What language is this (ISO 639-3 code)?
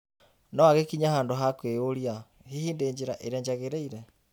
kik